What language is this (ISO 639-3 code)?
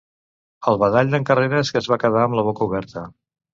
cat